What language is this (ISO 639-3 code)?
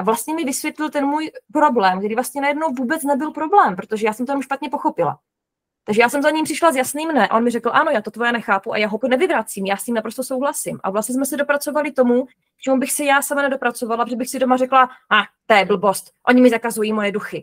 ces